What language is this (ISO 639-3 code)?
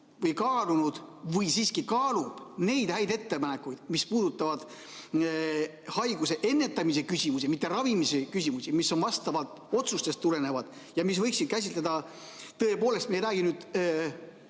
est